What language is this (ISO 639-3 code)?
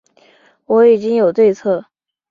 zho